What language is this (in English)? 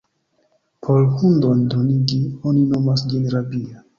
Esperanto